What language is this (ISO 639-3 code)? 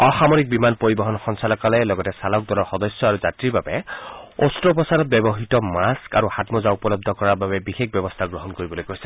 asm